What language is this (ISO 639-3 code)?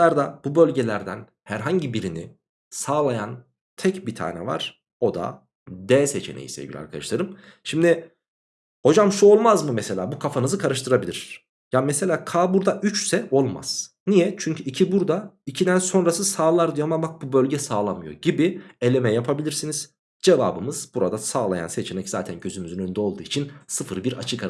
tur